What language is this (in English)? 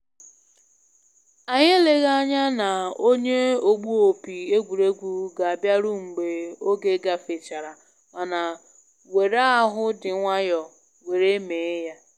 Igbo